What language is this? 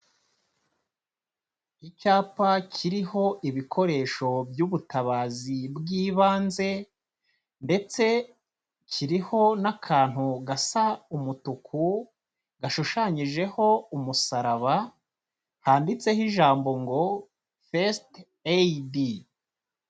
Kinyarwanda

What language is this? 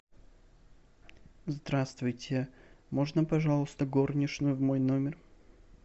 Russian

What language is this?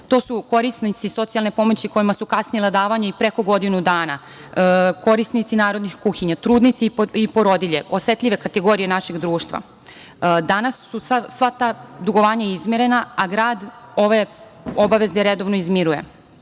Serbian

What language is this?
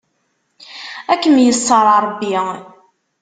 Kabyle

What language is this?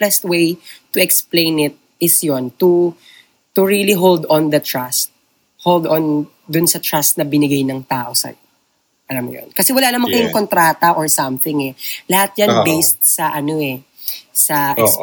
Filipino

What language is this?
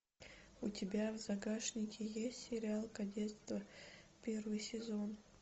Russian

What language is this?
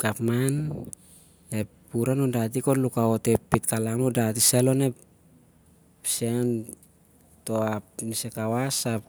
Siar-Lak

